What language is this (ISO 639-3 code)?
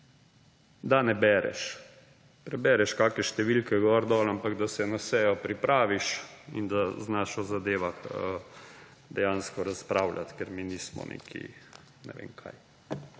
slv